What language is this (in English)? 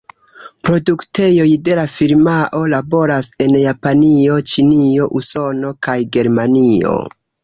Esperanto